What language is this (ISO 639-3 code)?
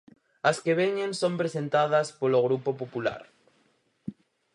glg